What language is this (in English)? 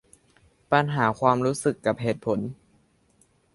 Thai